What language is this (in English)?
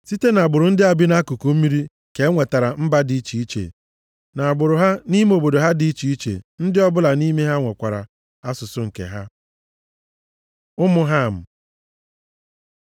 Igbo